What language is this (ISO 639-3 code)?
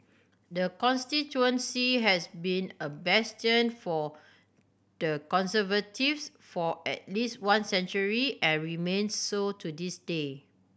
eng